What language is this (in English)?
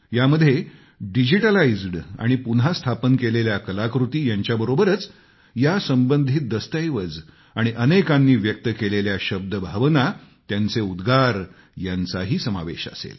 Marathi